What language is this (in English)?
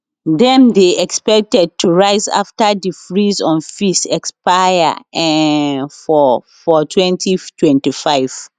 Nigerian Pidgin